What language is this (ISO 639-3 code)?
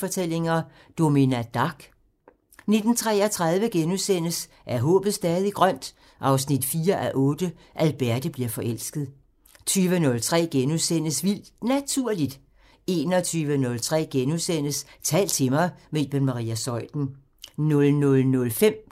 dan